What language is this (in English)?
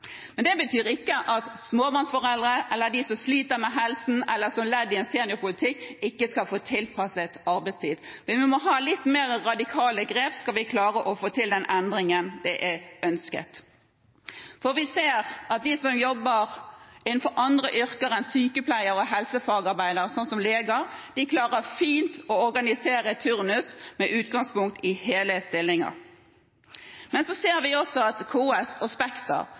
Norwegian Bokmål